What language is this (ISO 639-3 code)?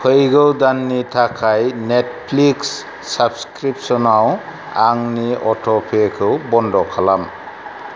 brx